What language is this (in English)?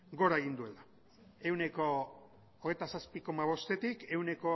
Basque